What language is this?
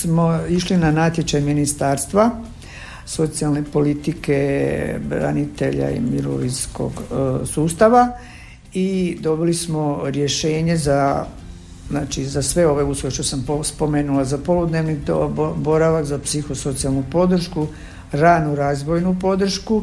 Croatian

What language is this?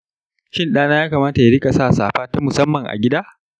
Hausa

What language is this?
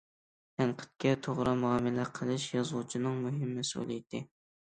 Uyghur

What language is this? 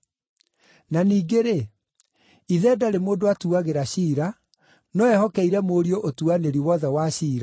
Kikuyu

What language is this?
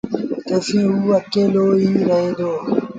Sindhi Bhil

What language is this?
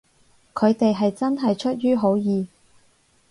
Cantonese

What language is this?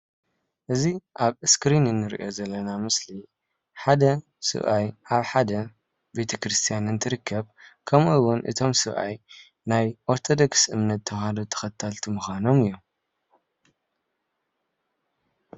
Tigrinya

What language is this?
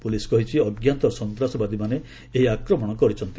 Odia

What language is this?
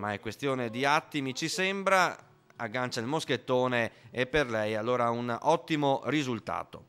Italian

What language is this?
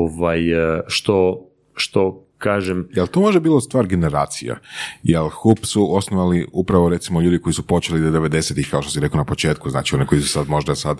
Croatian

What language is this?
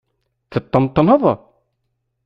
Kabyle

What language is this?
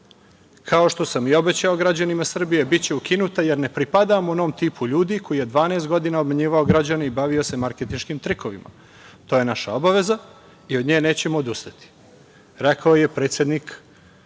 Serbian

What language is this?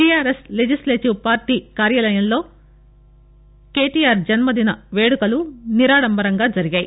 Telugu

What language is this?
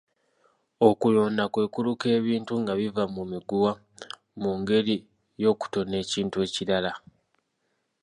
Ganda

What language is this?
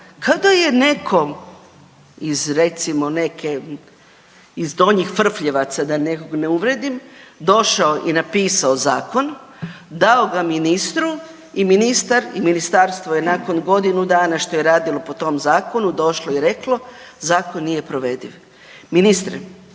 Croatian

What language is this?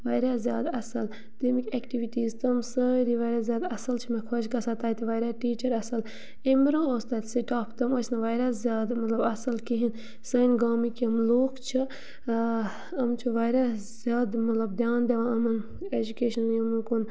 Kashmiri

